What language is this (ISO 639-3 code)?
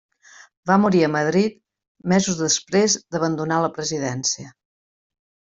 cat